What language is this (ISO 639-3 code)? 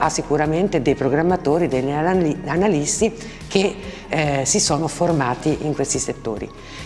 ita